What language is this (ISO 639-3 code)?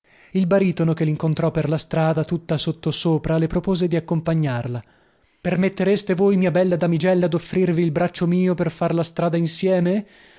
ita